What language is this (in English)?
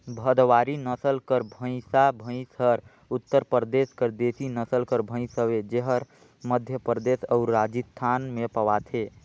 Chhattisgarhi